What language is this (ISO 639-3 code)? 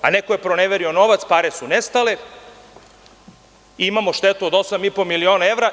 srp